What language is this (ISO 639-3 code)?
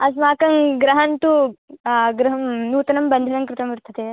san